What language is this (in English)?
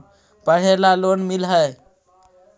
Magahi